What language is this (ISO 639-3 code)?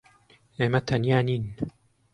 ckb